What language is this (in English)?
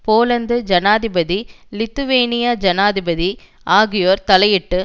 Tamil